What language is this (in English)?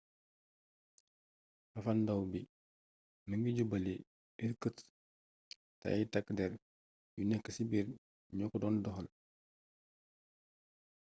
Wolof